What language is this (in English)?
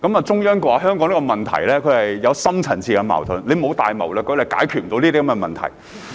Cantonese